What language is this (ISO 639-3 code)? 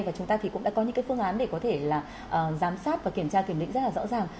vie